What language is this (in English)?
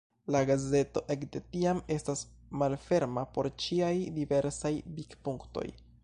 Esperanto